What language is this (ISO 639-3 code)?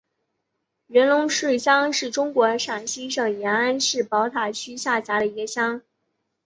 zho